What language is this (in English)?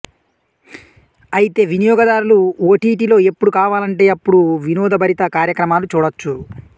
Telugu